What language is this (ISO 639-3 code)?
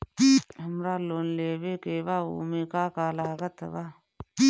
bho